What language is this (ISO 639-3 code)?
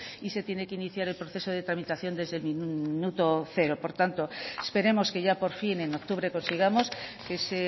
spa